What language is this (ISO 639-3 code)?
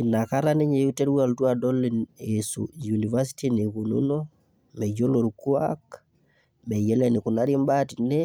mas